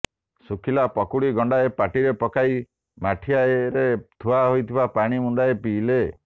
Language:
Odia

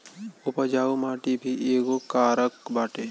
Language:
Bhojpuri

